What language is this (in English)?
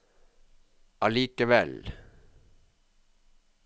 Norwegian